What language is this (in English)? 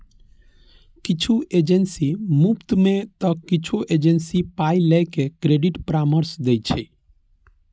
Maithili